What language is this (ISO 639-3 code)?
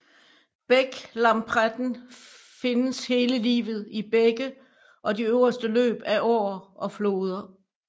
dan